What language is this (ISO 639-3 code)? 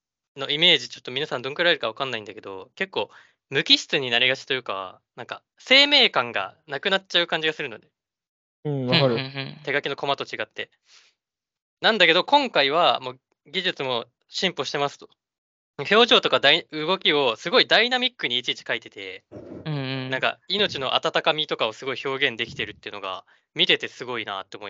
jpn